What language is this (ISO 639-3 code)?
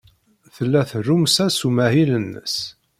kab